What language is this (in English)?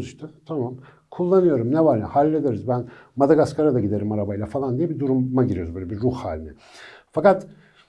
Turkish